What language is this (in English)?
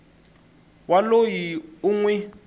Tsonga